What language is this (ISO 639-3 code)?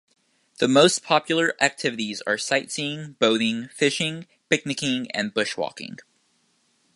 eng